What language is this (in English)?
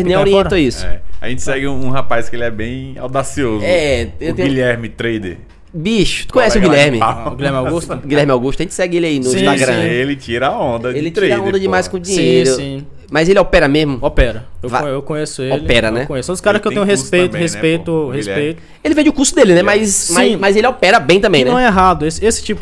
Portuguese